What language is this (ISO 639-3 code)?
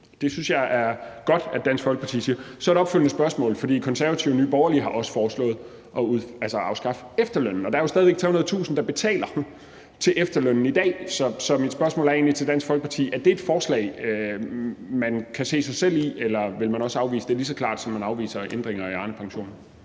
dan